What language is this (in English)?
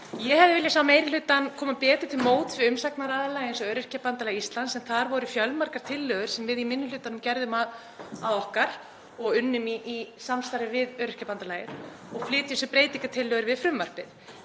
Icelandic